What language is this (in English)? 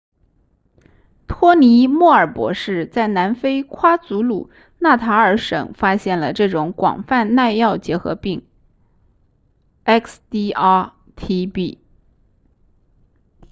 Chinese